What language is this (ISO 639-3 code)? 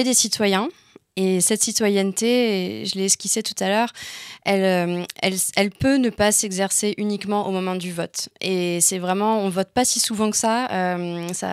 fra